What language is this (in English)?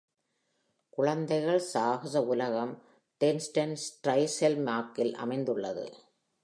Tamil